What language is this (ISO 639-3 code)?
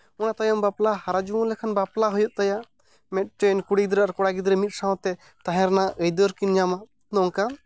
sat